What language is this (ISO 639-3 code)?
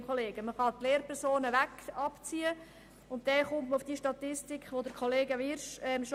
gsw